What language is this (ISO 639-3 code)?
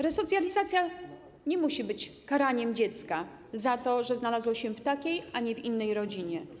pol